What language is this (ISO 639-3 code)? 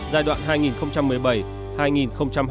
vie